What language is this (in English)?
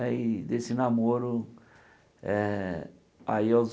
Portuguese